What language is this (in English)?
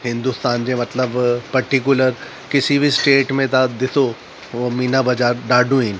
Sindhi